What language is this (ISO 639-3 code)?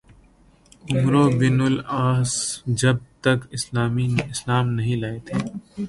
urd